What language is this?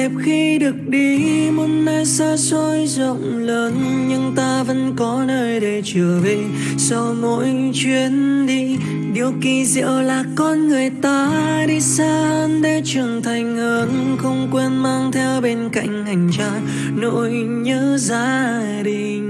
Vietnamese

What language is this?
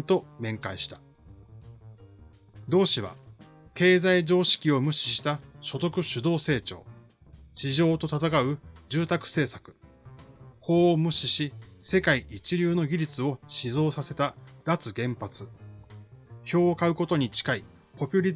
Japanese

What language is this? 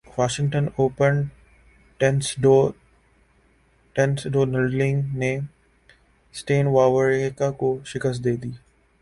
Urdu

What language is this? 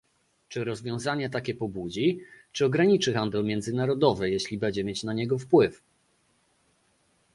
Polish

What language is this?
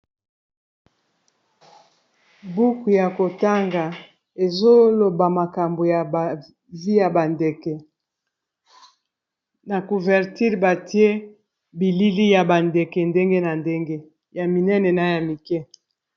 Lingala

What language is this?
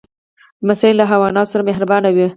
Pashto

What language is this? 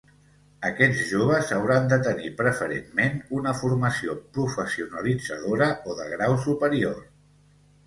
Catalan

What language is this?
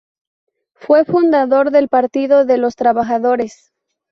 Spanish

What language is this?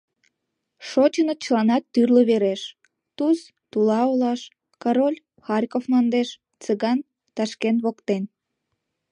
Mari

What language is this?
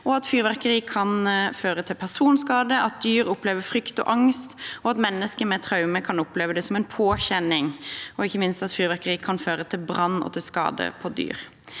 Norwegian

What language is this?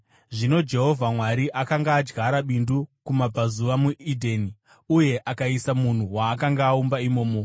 Shona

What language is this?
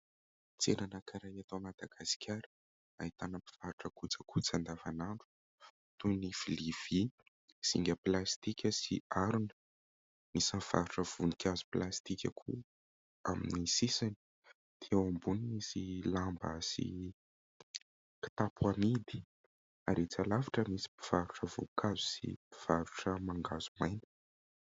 Malagasy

